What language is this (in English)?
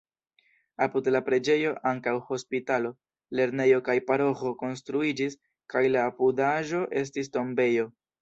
Esperanto